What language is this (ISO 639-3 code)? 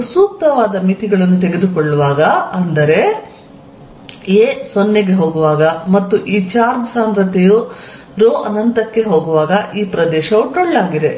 kan